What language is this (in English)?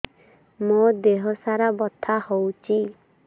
Odia